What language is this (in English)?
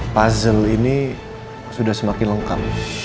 Indonesian